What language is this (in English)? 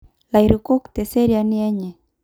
Masai